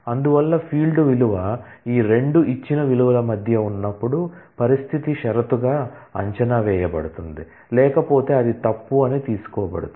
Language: Telugu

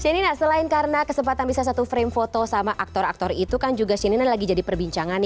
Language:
Indonesian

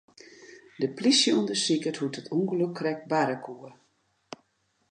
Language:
Western Frisian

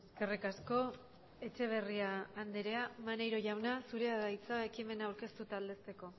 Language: Basque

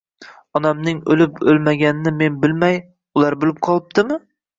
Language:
Uzbek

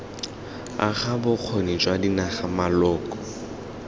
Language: Tswana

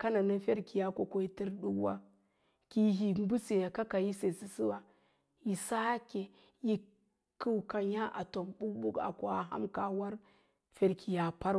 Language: Lala-Roba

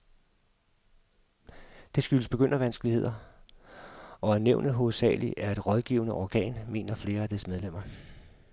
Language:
Danish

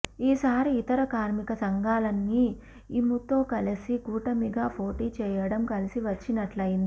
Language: Telugu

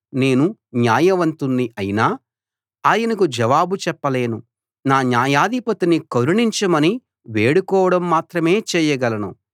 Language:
Telugu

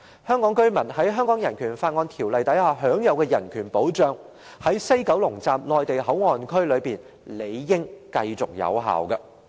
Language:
Cantonese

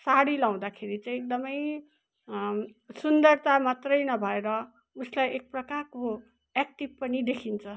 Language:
Nepali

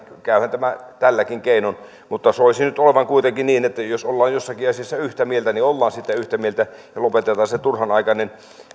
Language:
Finnish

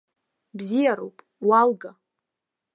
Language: Abkhazian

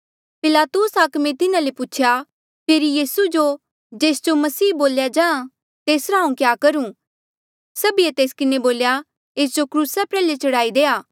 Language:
Mandeali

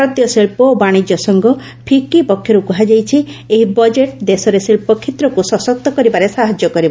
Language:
Odia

